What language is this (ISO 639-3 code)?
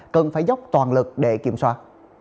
vie